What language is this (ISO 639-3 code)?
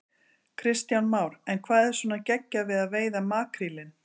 isl